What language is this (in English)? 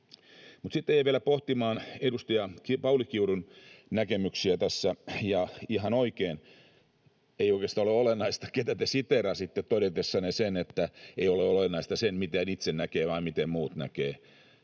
Finnish